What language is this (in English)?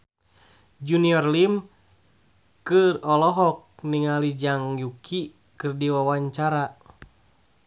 Sundanese